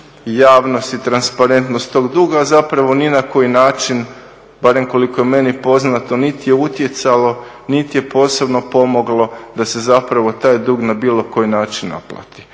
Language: Croatian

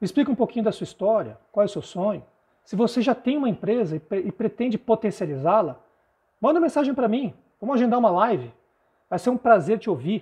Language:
Portuguese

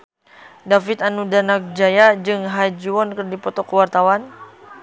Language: Sundanese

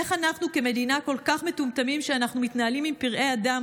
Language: Hebrew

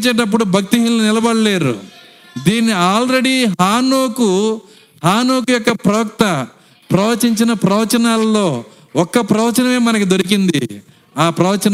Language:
Telugu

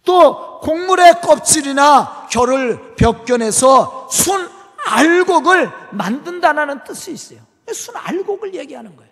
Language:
Korean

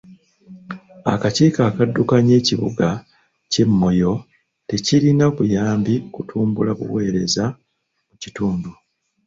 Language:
Ganda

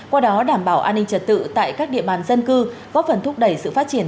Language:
Vietnamese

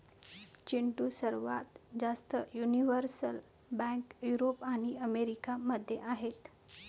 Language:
Marathi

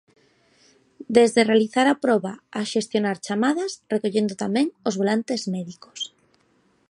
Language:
Galician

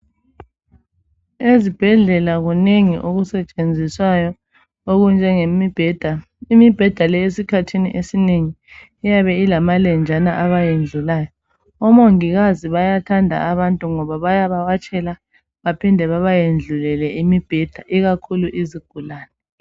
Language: North Ndebele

